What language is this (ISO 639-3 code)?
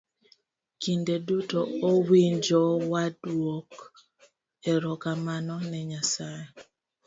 luo